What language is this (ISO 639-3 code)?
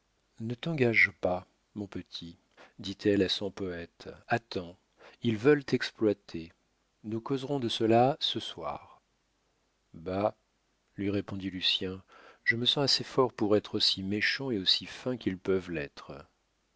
fra